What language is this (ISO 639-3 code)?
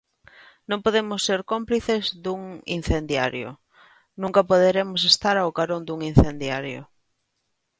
glg